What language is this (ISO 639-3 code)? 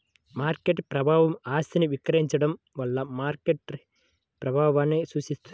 tel